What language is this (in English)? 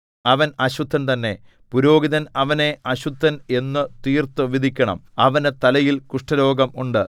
Malayalam